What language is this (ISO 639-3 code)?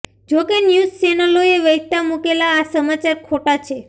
guj